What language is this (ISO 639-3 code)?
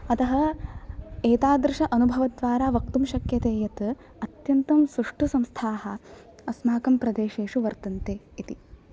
san